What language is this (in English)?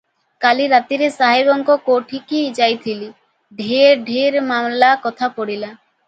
Odia